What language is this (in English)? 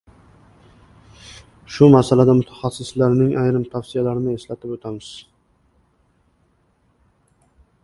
Uzbek